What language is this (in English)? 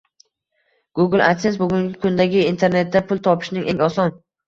Uzbek